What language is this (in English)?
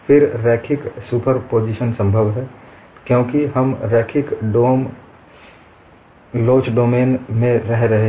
Hindi